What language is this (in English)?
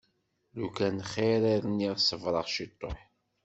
Kabyle